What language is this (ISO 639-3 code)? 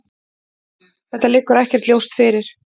isl